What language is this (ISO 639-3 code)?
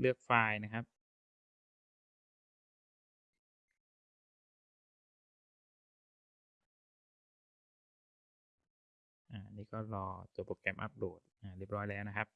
tha